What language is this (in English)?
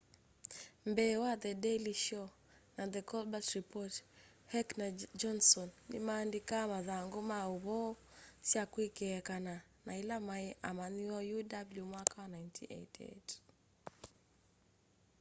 Kamba